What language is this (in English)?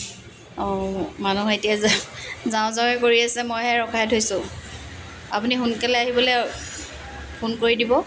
Assamese